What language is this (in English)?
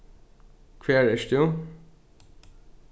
Faroese